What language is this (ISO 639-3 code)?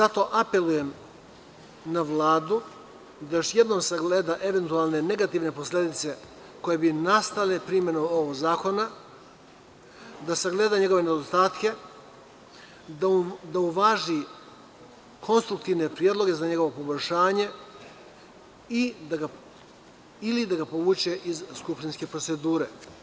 srp